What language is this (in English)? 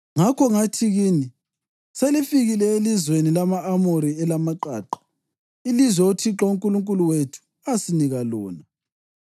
North Ndebele